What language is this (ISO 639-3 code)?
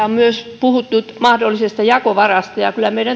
fin